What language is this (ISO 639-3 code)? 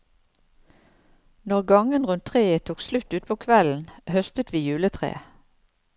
nor